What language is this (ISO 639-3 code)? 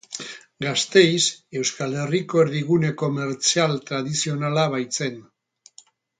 eus